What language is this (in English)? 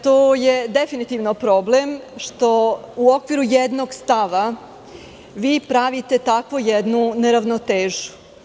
Serbian